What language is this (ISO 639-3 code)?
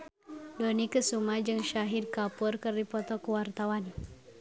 sun